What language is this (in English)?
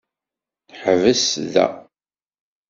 Kabyle